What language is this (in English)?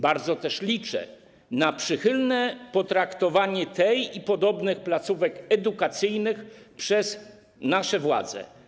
Polish